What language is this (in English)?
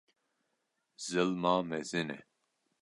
Kurdish